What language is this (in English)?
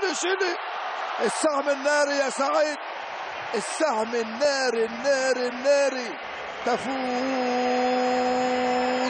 Arabic